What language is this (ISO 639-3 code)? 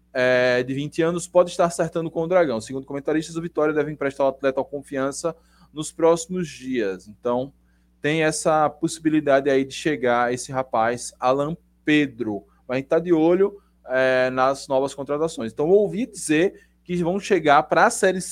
por